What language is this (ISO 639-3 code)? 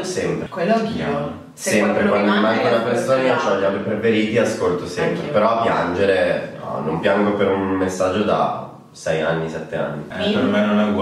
ita